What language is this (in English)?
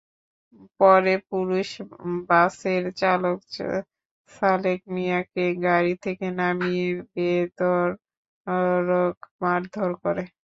Bangla